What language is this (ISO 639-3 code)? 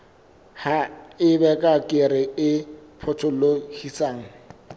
sot